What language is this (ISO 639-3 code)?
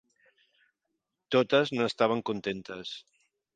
cat